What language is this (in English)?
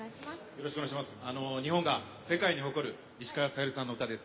Japanese